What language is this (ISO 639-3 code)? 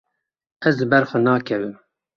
kur